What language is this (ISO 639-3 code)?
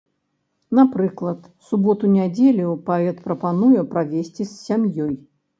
bel